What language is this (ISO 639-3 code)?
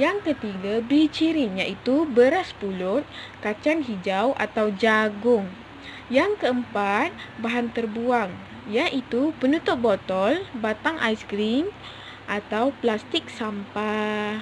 msa